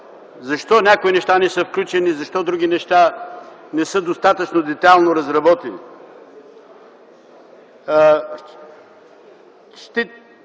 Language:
Bulgarian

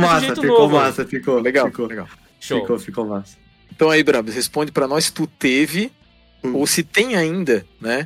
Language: Portuguese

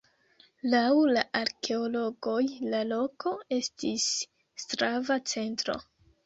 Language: Esperanto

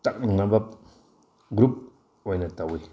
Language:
Manipuri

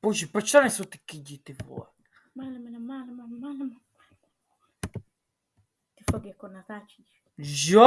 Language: Czech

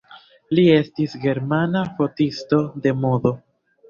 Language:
Esperanto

